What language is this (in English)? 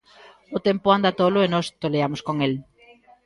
Galician